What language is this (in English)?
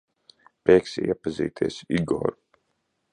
Latvian